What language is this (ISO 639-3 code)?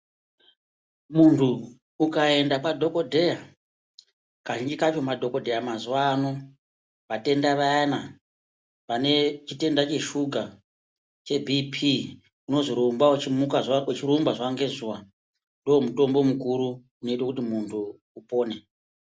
ndc